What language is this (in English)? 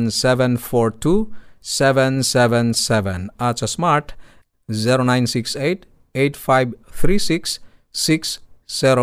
Filipino